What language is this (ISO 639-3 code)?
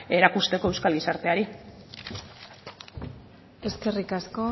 eus